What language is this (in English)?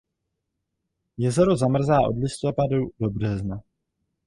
Czech